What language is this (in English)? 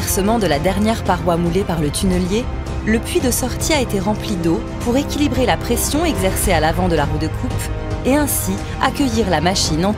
French